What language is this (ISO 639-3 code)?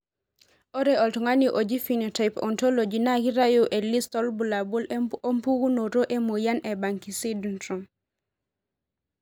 mas